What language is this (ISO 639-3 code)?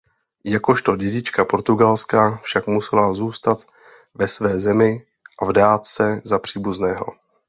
ces